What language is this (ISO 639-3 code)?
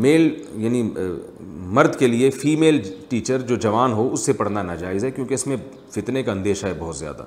urd